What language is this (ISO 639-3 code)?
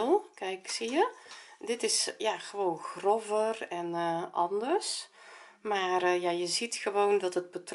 nld